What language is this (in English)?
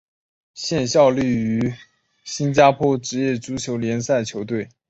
Chinese